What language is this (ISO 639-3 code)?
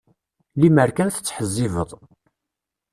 kab